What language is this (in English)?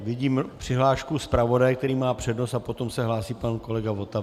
Czech